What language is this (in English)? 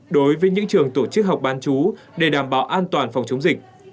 Vietnamese